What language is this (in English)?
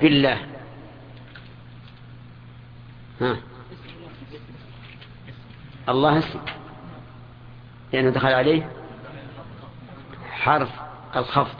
Arabic